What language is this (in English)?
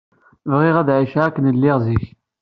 Kabyle